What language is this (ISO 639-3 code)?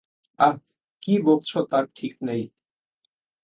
ben